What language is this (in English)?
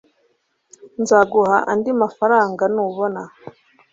Kinyarwanda